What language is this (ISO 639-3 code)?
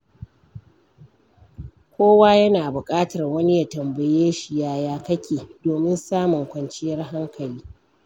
hau